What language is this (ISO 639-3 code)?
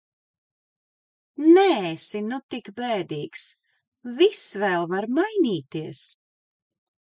lav